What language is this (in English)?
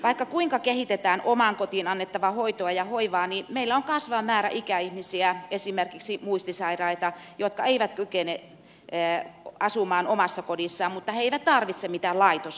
Finnish